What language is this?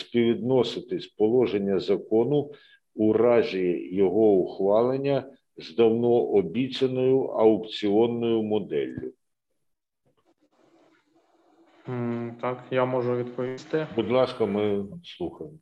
Ukrainian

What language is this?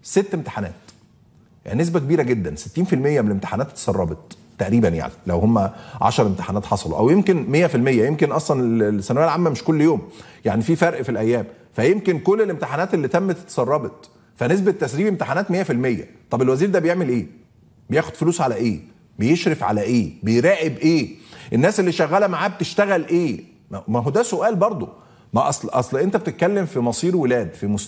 Arabic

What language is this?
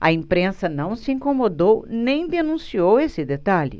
Portuguese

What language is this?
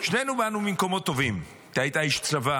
Hebrew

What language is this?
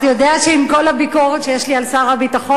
Hebrew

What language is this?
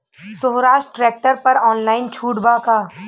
Bhojpuri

